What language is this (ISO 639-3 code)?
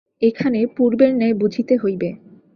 ben